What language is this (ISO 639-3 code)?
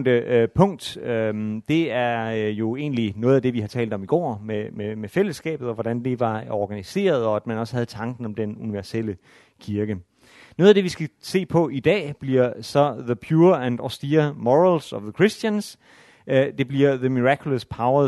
dan